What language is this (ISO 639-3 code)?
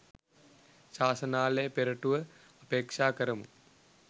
sin